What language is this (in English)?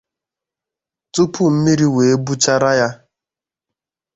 Igbo